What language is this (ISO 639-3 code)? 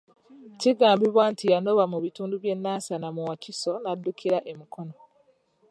lug